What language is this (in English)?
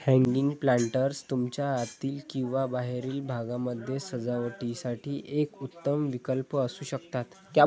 Marathi